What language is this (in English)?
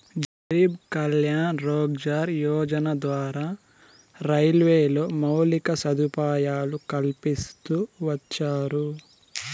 Telugu